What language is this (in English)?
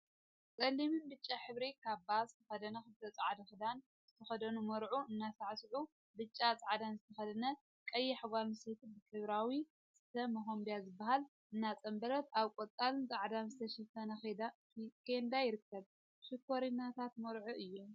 Tigrinya